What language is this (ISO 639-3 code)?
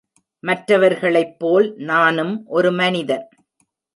tam